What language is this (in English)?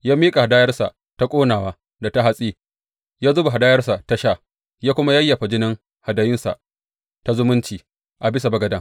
Hausa